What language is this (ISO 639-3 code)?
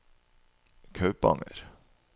nor